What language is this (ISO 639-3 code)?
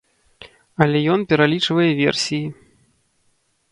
bel